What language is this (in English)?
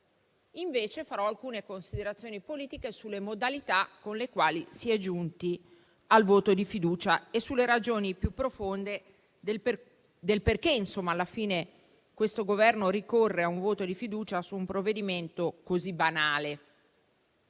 Italian